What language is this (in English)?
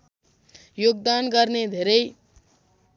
Nepali